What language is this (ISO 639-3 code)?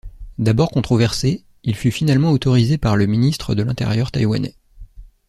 fra